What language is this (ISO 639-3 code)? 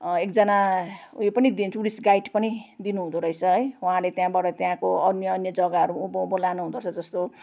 nep